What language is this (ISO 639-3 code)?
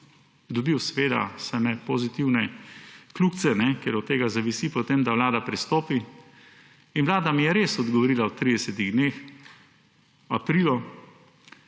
slv